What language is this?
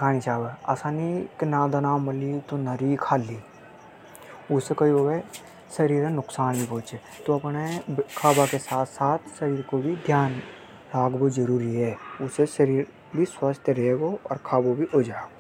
Hadothi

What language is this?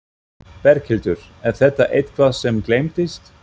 Icelandic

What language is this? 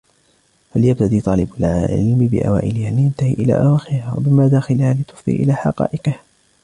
Arabic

